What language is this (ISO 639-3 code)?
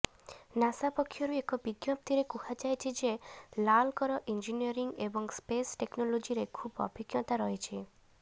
ori